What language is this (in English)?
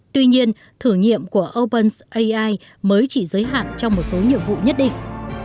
Vietnamese